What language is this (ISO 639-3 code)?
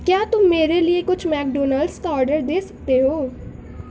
urd